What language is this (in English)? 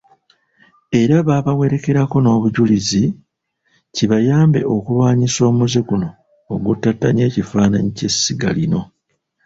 Ganda